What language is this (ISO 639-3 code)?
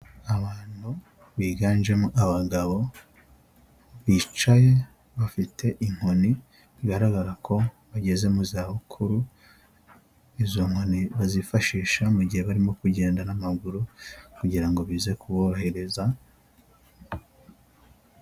kin